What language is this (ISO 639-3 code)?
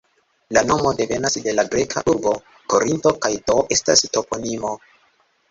epo